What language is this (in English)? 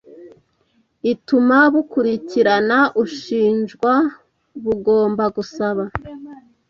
Kinyarwanda